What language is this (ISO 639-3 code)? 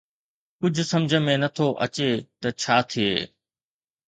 snd